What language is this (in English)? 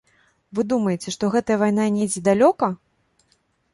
Belarusian